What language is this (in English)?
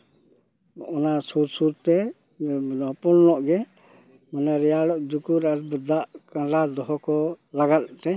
Santali